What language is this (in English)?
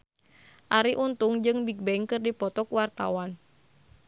Sundanese